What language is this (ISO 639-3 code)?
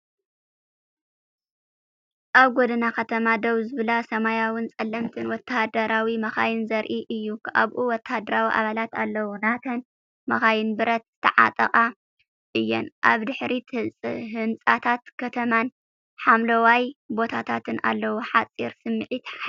tir